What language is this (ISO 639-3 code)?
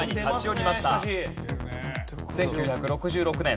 jpn